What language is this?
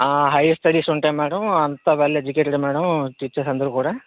Telugu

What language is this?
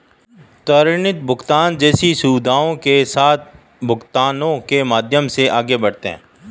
Hindi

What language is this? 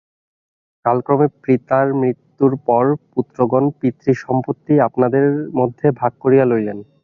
Bangla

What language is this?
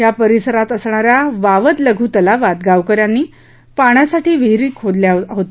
Marathi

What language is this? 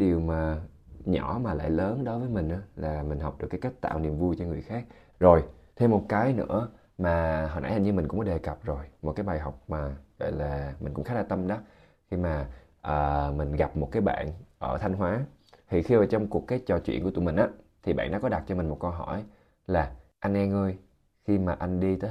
Vietnamese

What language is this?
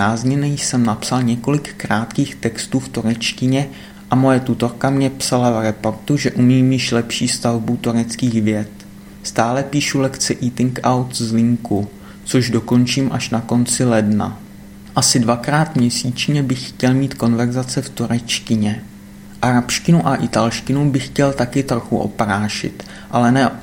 Czech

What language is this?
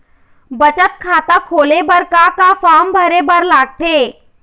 Chhattisgarhi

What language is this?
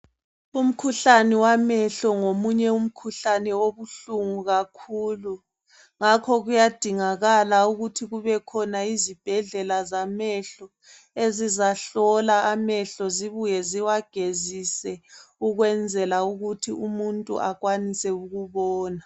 North Ndebele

